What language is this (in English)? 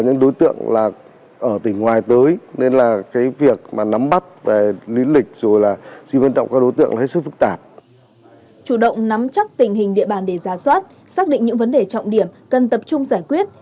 Vietnamese